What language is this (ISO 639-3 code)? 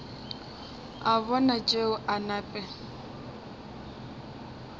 nso